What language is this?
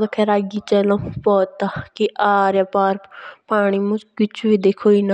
Jaunsari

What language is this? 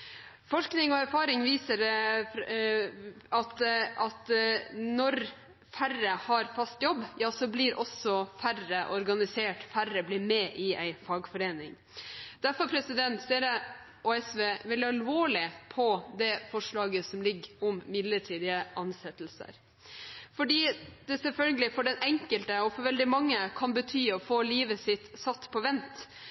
Norwegian Bokmål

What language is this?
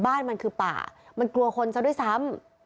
Thai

